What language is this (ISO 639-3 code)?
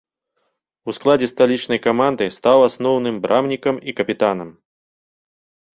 bel